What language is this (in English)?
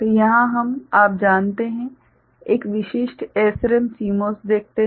Hindi